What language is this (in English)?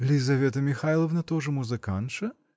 Russian